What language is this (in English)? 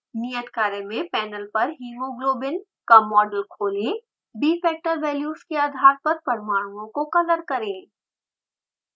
Hindi